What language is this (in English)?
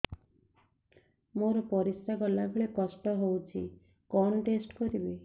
Odia